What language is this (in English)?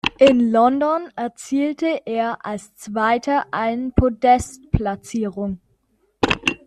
German